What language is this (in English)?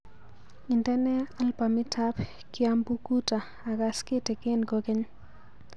Kalenjin